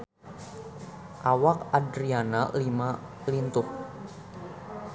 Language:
Sundanese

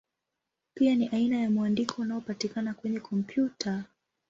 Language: Swahili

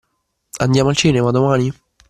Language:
Italian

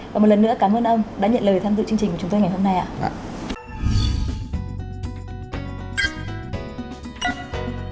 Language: Vietnamese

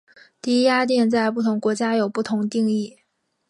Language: Chinese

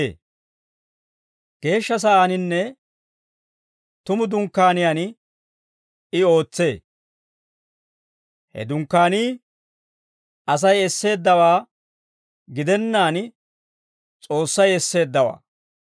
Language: Dawro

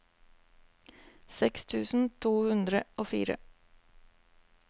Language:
Norwegian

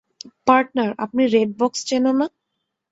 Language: Bangla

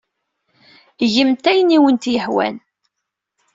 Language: Kabyle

